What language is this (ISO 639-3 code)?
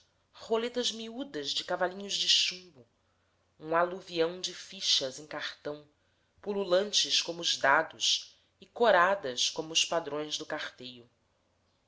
por